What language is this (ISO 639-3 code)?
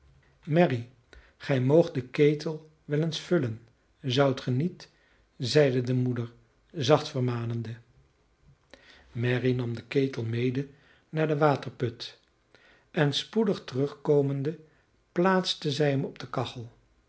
nld